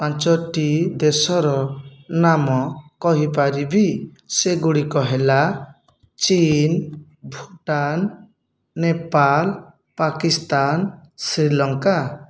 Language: Odia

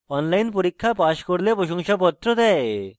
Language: Bangla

